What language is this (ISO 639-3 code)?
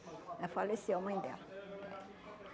por